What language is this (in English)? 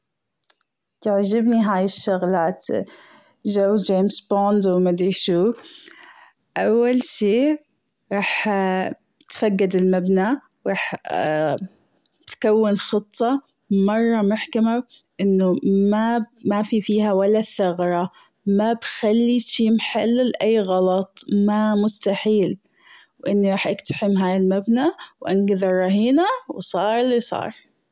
Gulf Arabic